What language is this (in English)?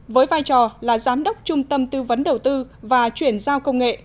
Vietnamese